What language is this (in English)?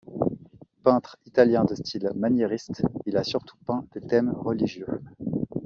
French